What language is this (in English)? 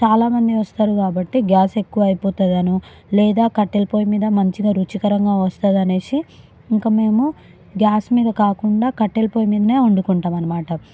Telugu